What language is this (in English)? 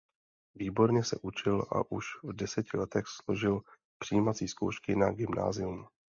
Czech